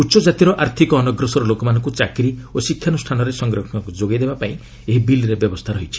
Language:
Odia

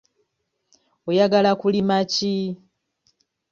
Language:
Ganda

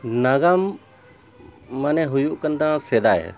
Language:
Santali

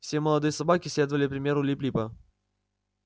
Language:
Russian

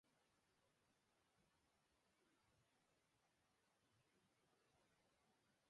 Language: Basque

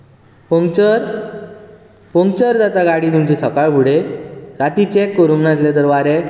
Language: Konkani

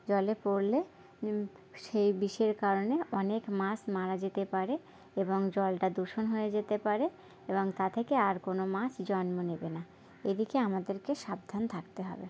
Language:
Bangla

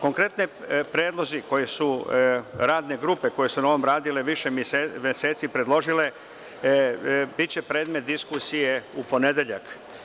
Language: Serbian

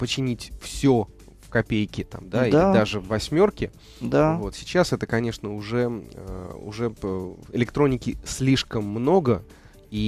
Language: Russian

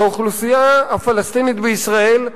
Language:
Hebrew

